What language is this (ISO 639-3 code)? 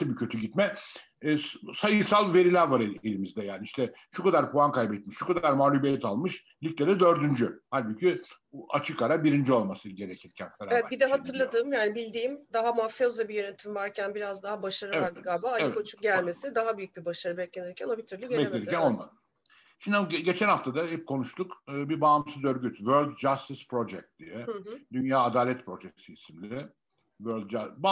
tur